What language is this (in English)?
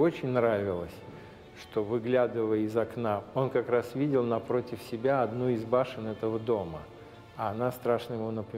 Russian